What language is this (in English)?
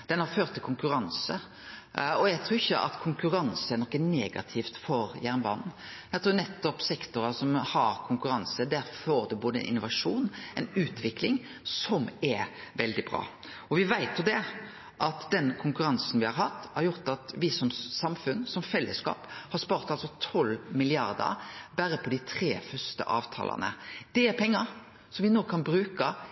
Norwegian Nynorsk